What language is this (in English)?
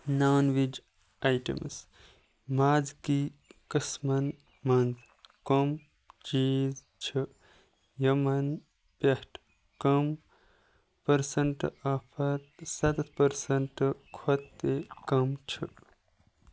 Kashmiri